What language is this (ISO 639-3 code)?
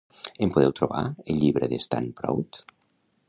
cat